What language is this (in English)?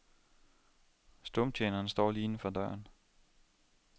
Danish